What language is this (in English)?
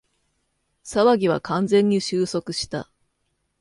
Japanese